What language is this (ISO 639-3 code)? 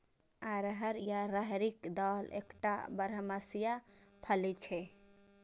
mai